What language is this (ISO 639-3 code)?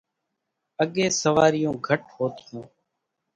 gjk